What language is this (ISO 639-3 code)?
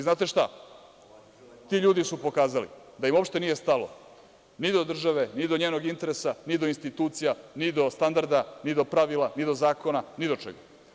srp